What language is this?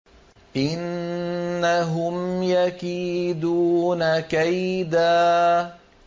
Arabic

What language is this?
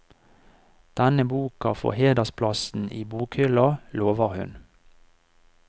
Norwegian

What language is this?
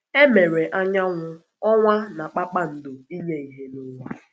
Igbo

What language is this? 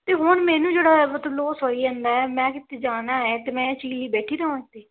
Punjabi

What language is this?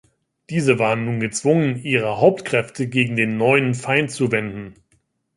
German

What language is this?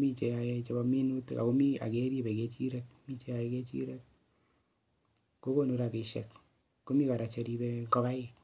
Kalenjin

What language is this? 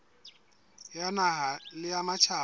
Southern Sotho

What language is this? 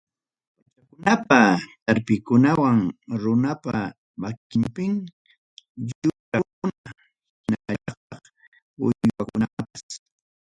Ayacucho Quechua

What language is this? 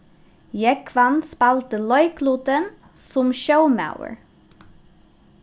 Faroese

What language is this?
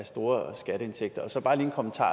Danish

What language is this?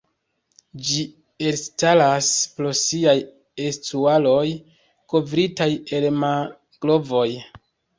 Esperanto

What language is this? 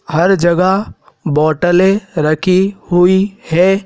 Hindi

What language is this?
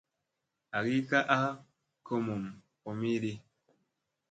Musey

